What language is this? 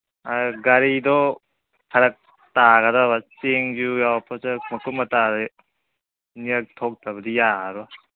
Manipuri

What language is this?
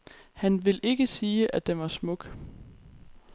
Danish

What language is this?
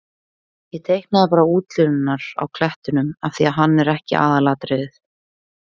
Icelandic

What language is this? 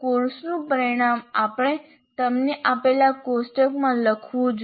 Gujarati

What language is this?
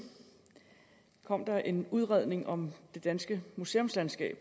Danish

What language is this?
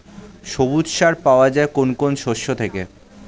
Bangla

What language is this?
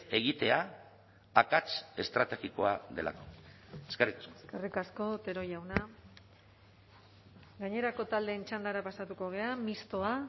Basque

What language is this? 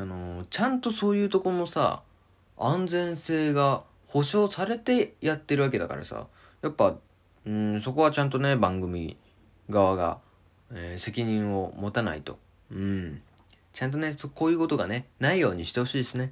Japanese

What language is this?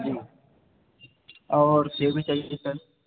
Hindi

